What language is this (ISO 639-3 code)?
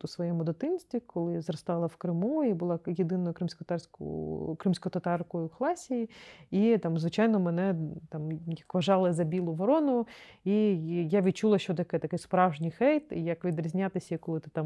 ukr